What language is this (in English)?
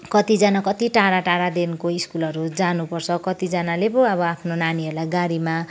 Nepali